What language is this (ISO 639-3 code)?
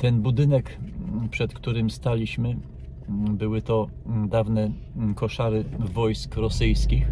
pol